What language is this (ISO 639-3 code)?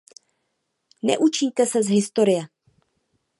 ces